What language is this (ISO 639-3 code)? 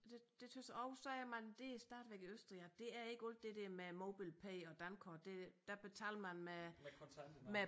dan